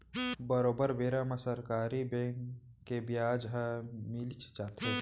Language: Chhattisgarhi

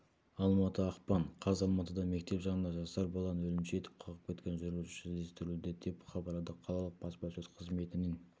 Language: Kazakh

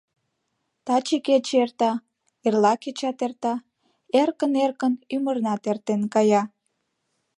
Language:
Mari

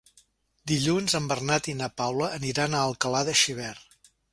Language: Catalan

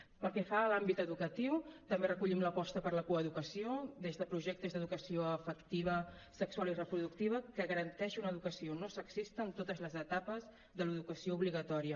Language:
Catalan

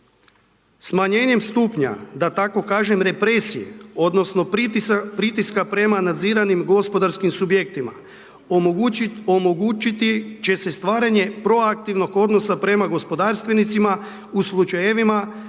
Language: Croatian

